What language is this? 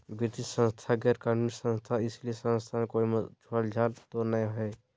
Magahi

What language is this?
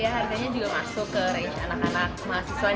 Indonesian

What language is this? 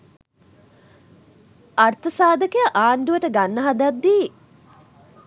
Sinhala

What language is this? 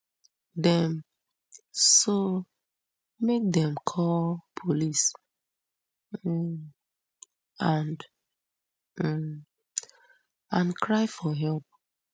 Nigerian Pidgin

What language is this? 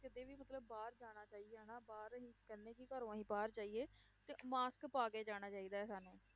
Punjabi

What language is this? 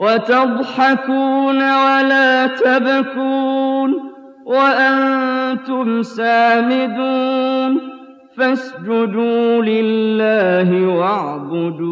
Arabic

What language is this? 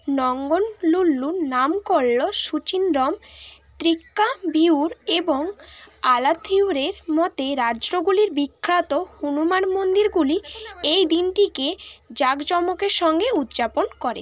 Bangla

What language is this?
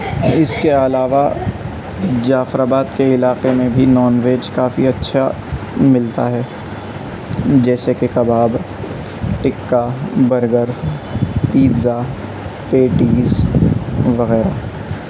Urdu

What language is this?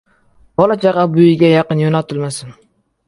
Uzbek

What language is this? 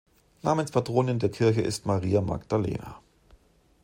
German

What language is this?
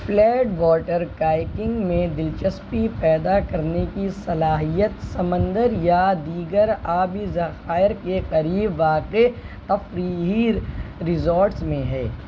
Urdu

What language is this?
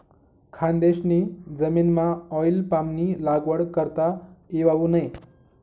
Marathi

